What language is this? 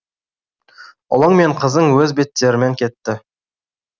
Kazakh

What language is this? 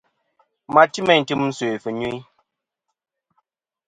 Kom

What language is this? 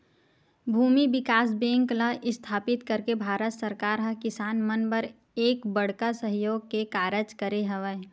Chhattisgarhi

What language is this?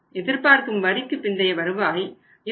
Tamil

